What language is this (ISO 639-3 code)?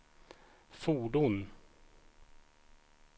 swe